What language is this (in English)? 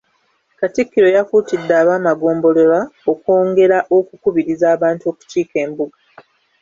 Ganda